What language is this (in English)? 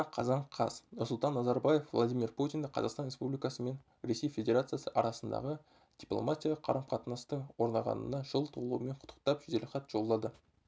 Kazakh